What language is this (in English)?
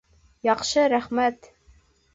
Bashkir